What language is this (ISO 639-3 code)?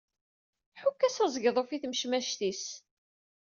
kab